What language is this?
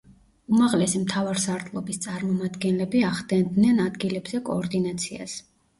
Georgian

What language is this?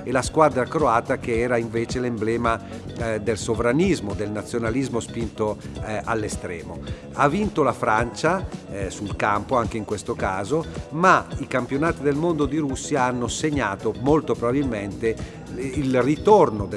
Italian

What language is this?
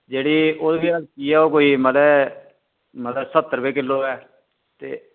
Dogri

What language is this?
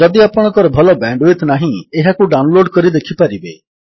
Odia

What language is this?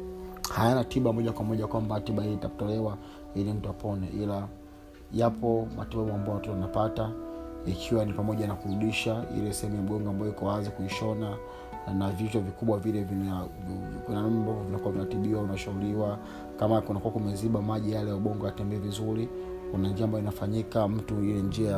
Swahili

